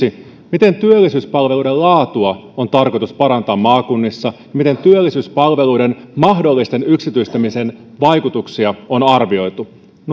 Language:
Finnish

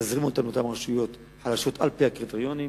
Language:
Hebrew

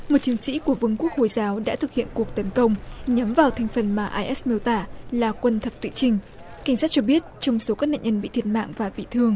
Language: Vietnamese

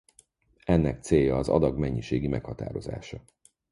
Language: Hungarian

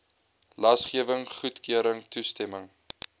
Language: Afrikaans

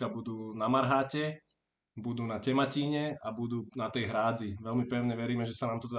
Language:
Slovak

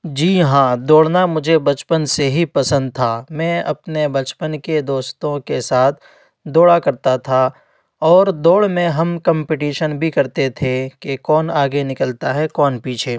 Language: Urdu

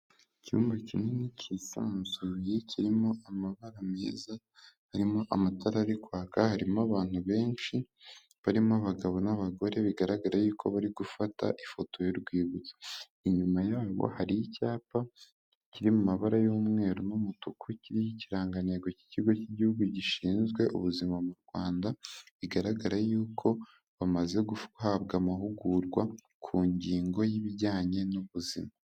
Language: Kinyarwanda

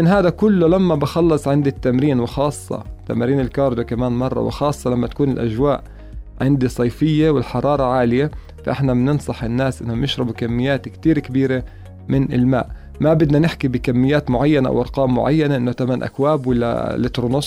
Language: Arabic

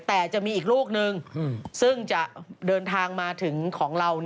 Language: Thai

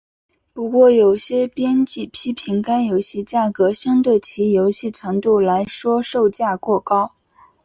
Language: Chinese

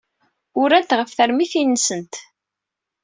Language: Kabyle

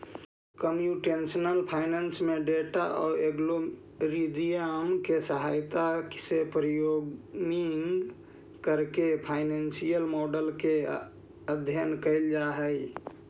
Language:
Magahi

